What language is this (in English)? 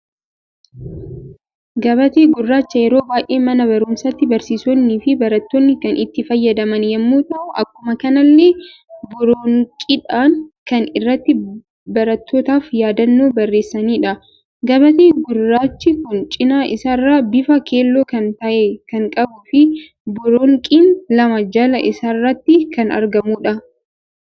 Oromo